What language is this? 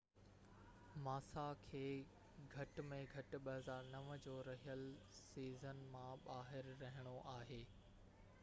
Sindhi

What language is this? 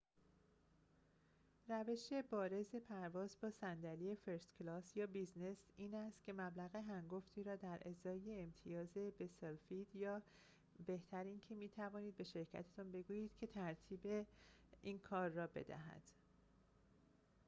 Persian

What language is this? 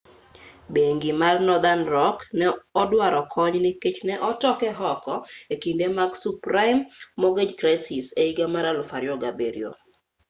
Luo (Kenya and Tanzania)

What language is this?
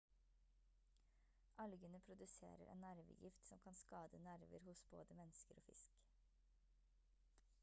Norwegian Bokmål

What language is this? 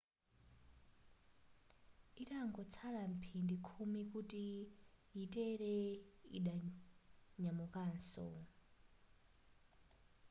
Nyanja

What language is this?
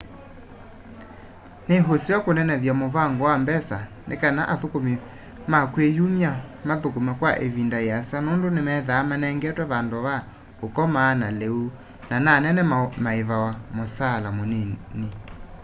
Kamba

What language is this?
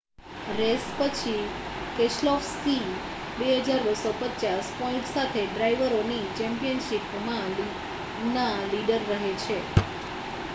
Gujarati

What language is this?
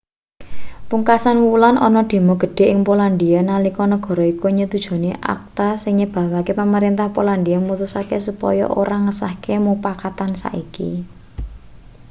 Javanese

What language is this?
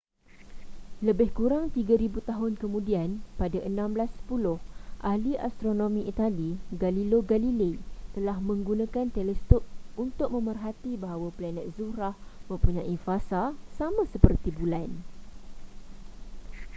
Malay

